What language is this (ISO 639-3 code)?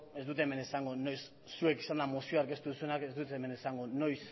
eus